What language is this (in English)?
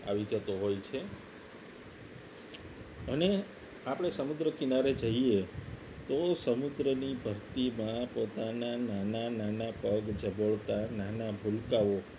Gujarati